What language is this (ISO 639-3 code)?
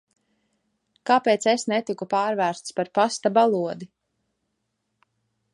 lav